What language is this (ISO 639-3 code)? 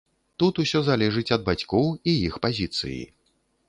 bel